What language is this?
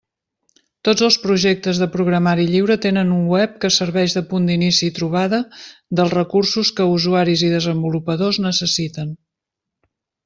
Catalan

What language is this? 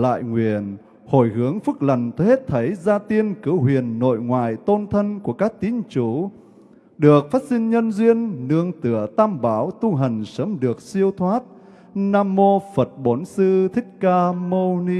Vietnamese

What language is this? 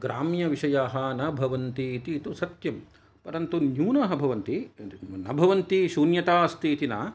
Sanskrit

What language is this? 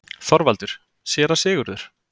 Icelandic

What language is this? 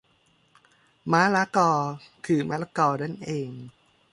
Thai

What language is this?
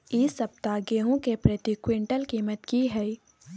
Maithili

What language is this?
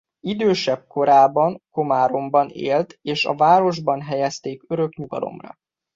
Hungarian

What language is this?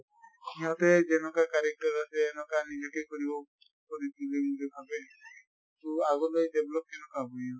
Assamese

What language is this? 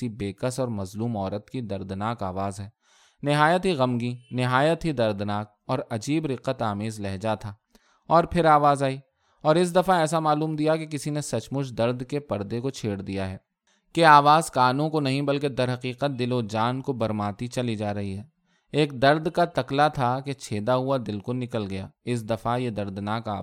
Urdu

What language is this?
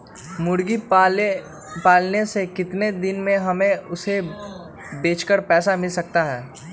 Magahi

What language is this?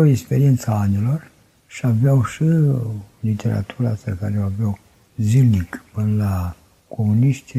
Romanian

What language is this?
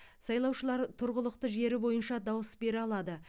Kazakh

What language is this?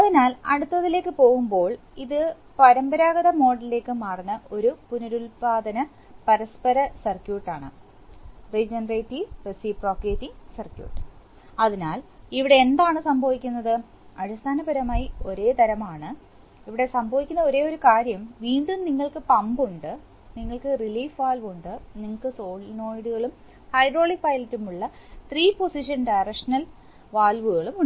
Malayalam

